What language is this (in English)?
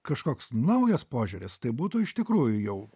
Lithuanian